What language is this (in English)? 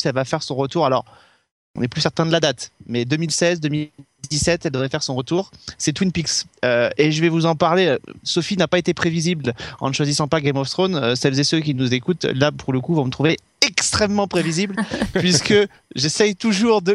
French